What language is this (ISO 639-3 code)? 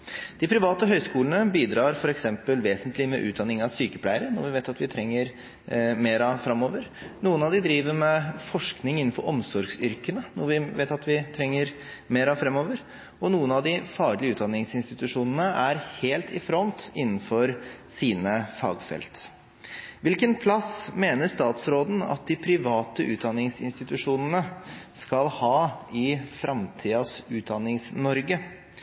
nob